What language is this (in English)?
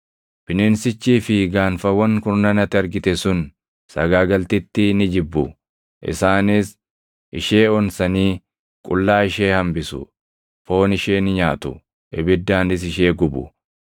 Oromo